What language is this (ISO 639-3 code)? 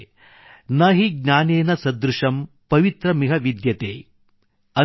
kan